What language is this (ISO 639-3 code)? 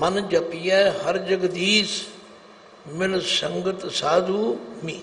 hin